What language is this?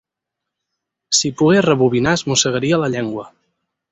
Catalan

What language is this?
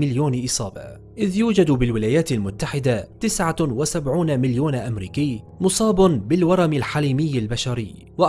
Arabic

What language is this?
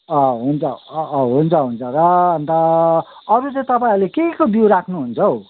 Nepali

